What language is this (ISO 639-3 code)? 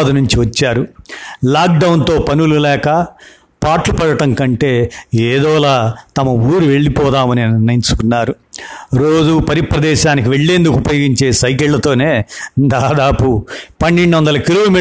tel